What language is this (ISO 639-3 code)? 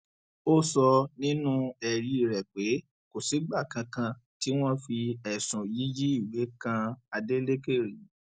yor